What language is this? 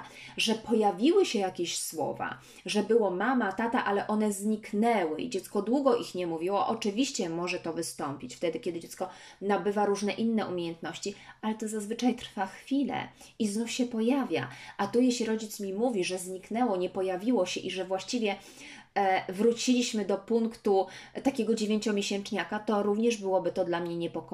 Polish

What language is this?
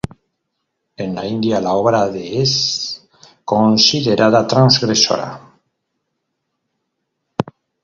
Spanish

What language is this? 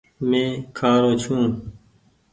Goaria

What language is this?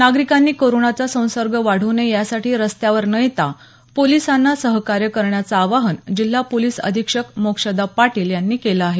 Marathi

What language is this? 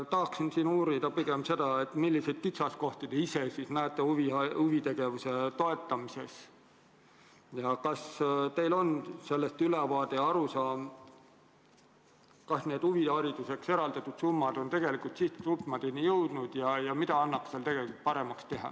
Estonian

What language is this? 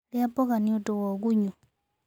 Kikuyu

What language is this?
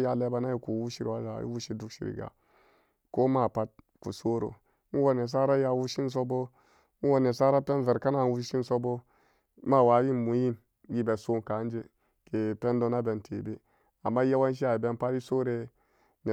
Samba Daka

